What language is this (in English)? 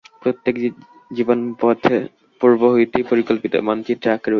Bangla